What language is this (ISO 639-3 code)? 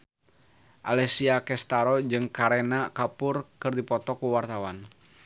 sun